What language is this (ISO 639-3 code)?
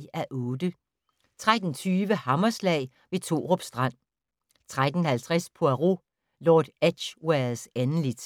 dan